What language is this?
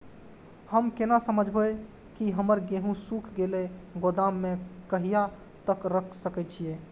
Maithili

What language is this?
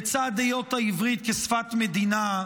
Hebrew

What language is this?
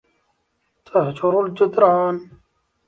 Arabic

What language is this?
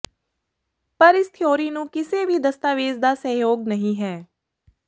Punjabi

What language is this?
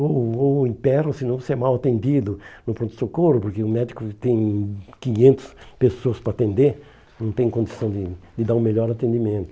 Portuguese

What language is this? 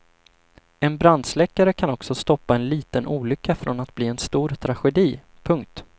Swedish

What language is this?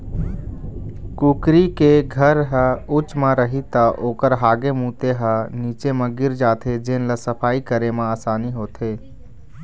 Chhattisgarhi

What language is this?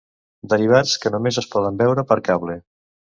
Catalan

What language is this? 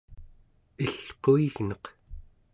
Central Yupik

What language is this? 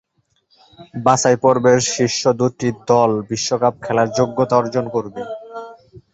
Bangla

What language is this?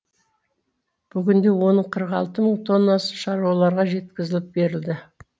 Kazakh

